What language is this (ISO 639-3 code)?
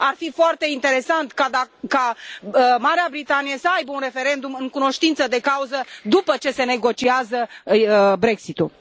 ron